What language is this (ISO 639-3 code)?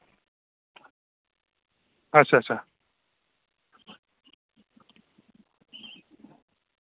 doi